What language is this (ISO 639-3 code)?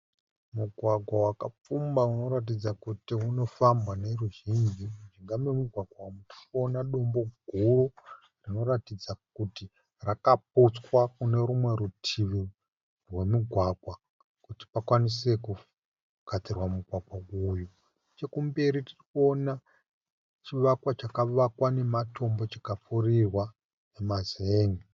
sna